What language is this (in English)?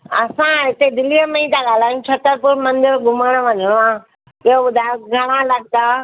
Sindhi